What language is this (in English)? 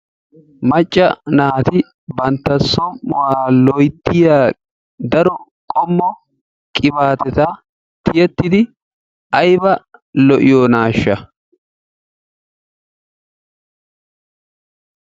Wolaytta